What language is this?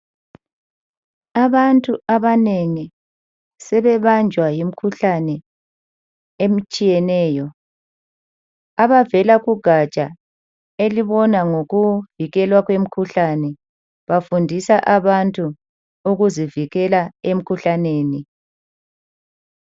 North Ndebele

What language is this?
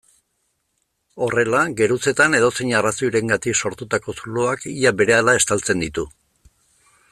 Basque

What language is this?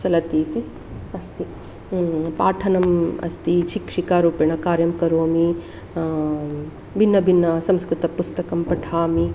Sanskrit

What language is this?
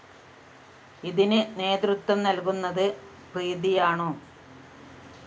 Malayalam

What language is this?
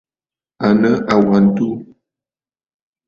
Bafut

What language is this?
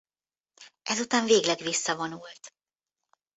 Hungarian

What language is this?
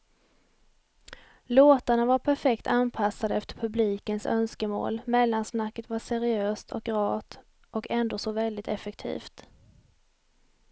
Swedish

